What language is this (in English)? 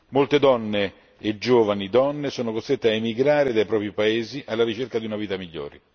Italian